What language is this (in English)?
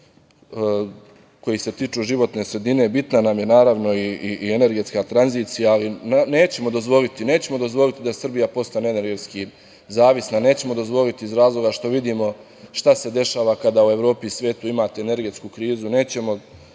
Serbian